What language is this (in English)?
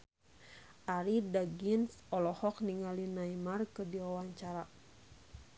Sundanese